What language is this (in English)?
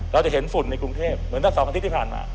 Thai